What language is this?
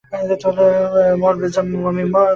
Bangla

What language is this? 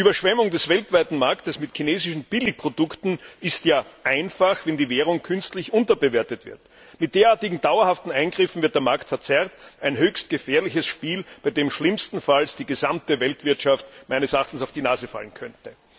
German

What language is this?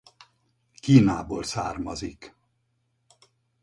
Hungarian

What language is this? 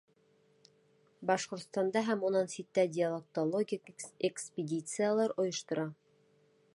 Bashkir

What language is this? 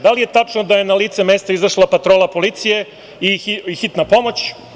Serbian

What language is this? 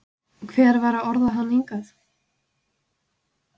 Icelandic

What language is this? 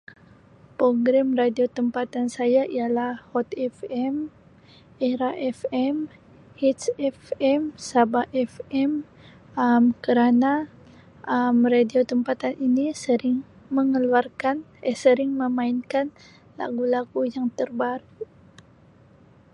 Sabah Malay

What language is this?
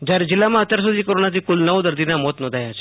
Gujarati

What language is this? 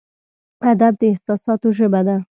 Pashto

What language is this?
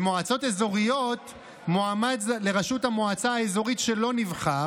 Hebrew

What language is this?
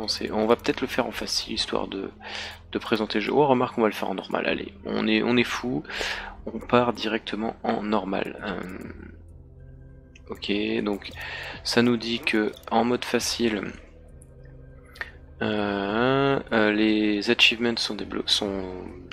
French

